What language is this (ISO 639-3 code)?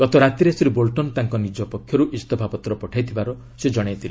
ori